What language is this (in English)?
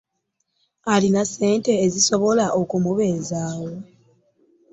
Ganda